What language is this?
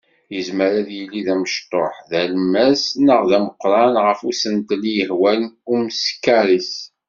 Kabyle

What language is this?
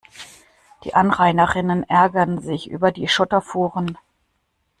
German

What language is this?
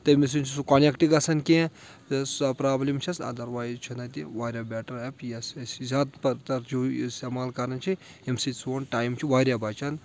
Kashmiri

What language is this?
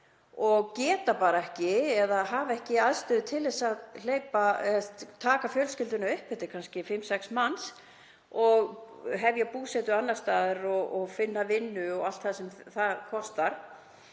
Icelandic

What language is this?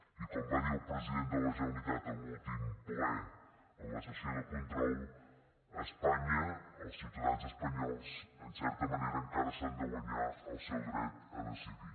Catalan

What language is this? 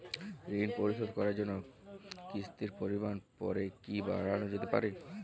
Bangla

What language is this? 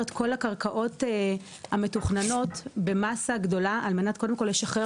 Hebrew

